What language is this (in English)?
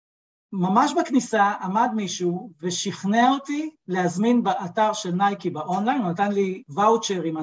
Hebrew